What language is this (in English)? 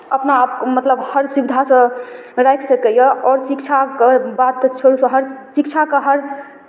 Maithili